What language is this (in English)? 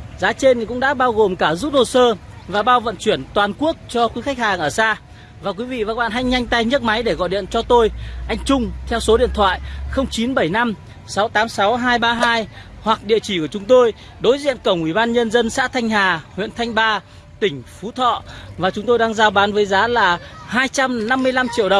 Vietnamese